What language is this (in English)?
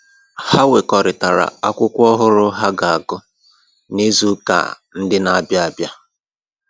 Igbo